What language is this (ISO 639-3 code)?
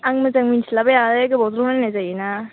brx